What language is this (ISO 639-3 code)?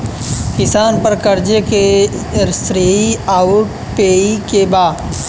bho